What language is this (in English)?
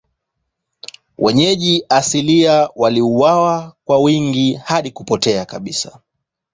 Swahili